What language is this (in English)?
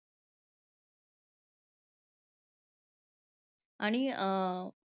Marathi